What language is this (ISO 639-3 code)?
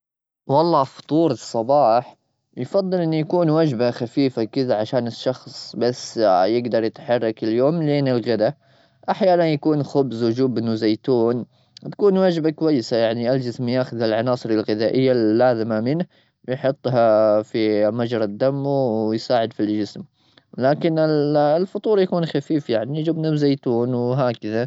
afb